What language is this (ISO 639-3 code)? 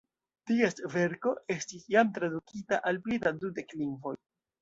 epo